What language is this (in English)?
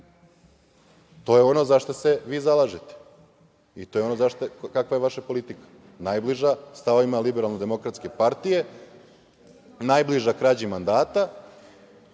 Serbian